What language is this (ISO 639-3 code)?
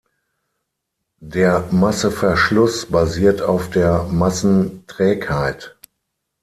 deu